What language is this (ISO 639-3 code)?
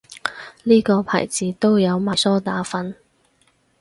yue